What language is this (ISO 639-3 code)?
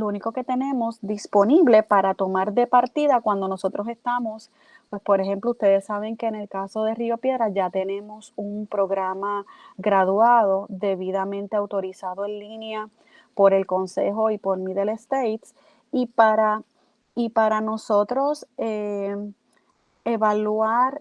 spa